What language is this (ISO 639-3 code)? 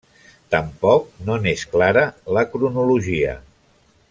cat